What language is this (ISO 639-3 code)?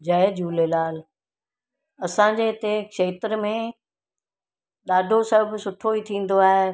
snd